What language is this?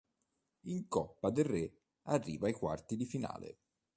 Italian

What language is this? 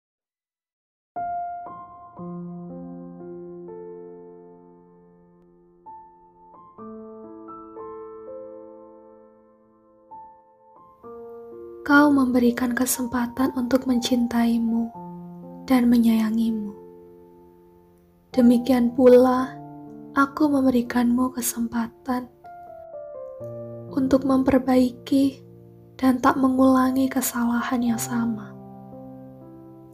Indonesian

